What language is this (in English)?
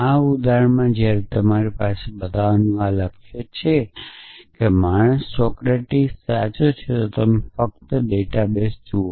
Gujarati